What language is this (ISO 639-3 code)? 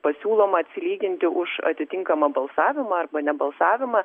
lit